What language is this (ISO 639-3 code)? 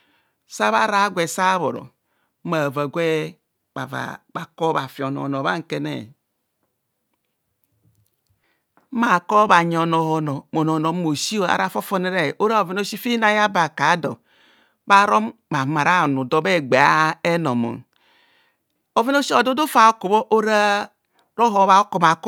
bcs